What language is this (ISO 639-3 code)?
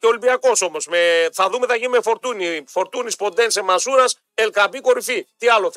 ell